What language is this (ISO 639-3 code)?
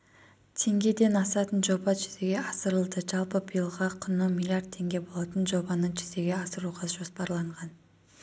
kaz